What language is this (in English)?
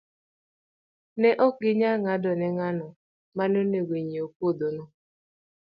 Luo (Kenya and Tanzania)